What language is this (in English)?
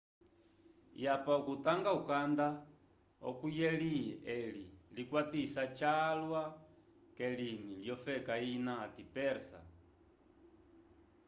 Umbundu